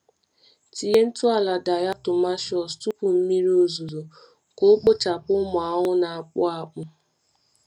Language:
Igbo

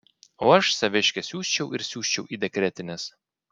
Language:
Lithuanian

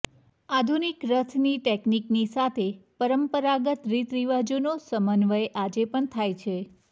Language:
Gujarati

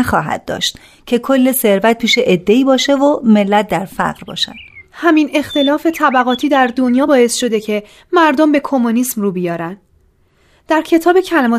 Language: Persian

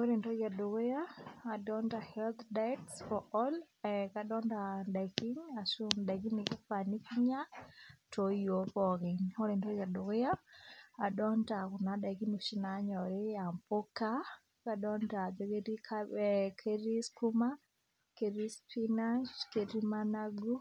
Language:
Masai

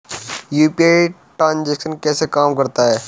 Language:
Hindi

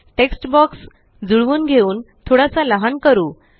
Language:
Marathi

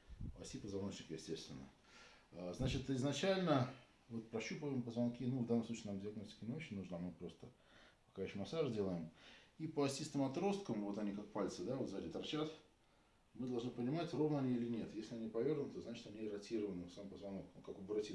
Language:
Russian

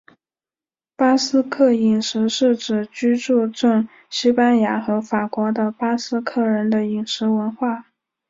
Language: Chinese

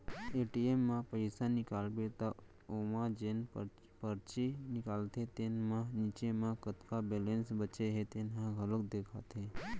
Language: Chhattisgarhi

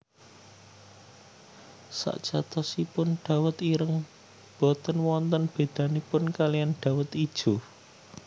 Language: Javanese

